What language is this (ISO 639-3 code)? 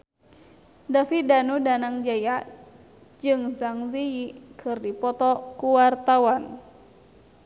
sun